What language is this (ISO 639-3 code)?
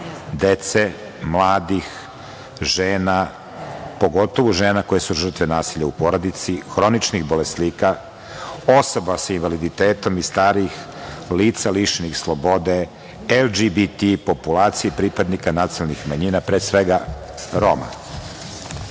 srp